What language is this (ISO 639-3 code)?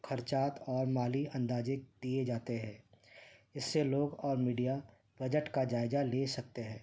urd